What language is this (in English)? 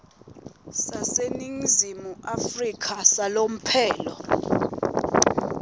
Swati